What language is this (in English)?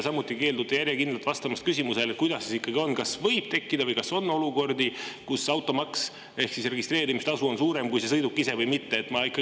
Estonian